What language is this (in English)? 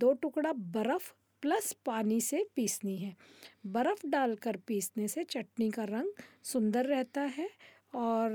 Hindi